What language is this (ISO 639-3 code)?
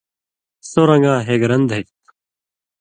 mvy